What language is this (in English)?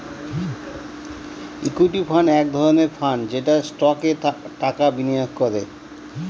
Bangla